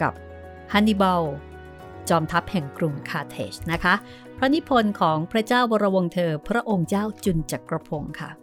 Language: Thai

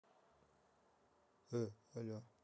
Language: Russian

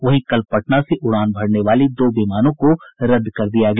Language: Hindi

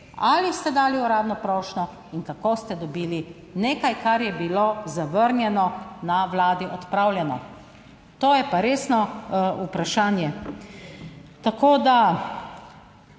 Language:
Slovenian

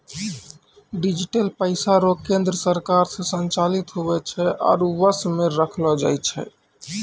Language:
Maithili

